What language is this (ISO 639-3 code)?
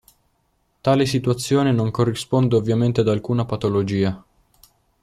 ita